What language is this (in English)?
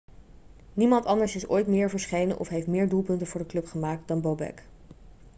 Dutch